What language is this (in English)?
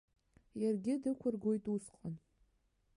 Abkhazian